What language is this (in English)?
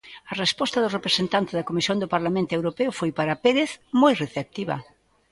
Galician